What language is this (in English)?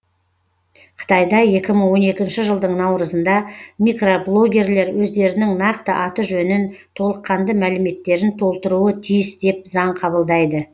Kazakh